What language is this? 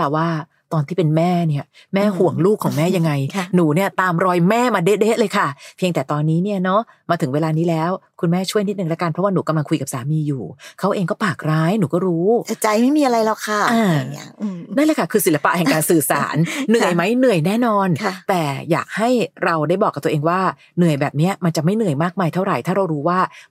Thai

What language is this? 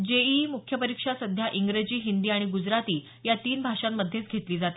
Marathi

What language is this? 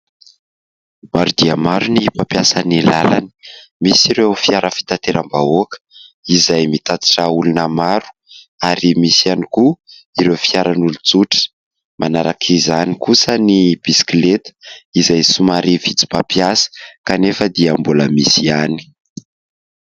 Malagasy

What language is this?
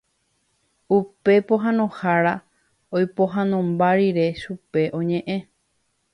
Guarani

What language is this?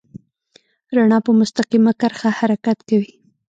Pashto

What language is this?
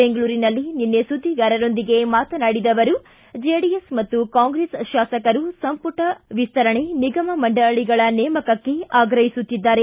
Kannada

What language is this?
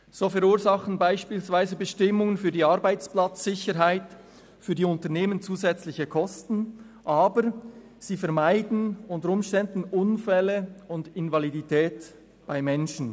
Swiss German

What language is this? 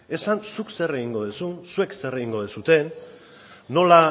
Basque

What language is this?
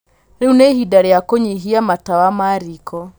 Kikuyu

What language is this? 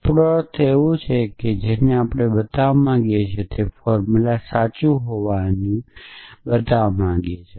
Gujarati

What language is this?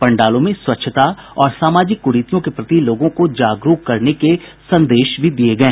Hindi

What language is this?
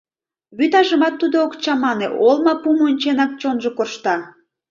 Mari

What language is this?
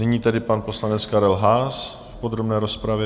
Czech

